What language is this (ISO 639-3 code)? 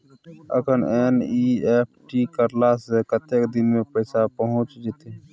mai